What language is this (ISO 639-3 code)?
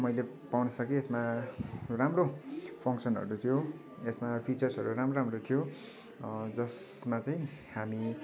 nep